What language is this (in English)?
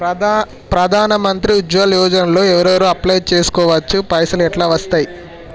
Telugu